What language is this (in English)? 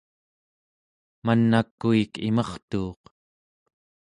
Central Yupik